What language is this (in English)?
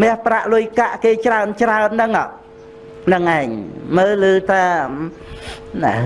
Vietnamese